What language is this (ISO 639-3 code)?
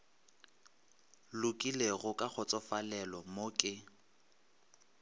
nso